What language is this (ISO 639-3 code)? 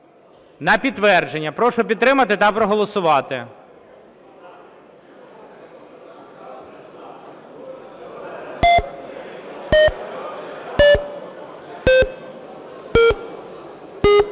ukr